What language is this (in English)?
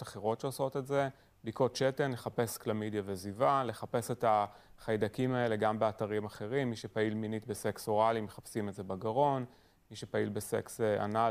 Hebrew